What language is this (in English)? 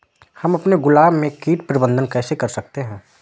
Hindi